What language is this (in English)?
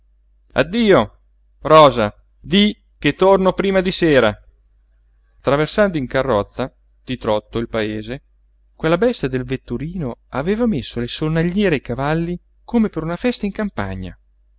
Italian